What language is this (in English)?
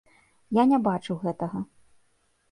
Belarusian